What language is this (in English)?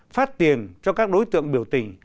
Vietnamese